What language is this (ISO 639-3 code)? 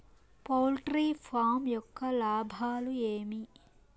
tel